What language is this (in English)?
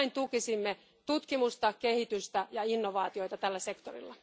Finnish